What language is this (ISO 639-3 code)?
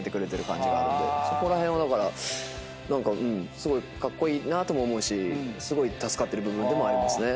jpn